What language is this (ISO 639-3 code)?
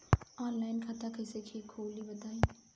bho